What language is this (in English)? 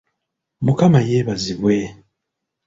Ganda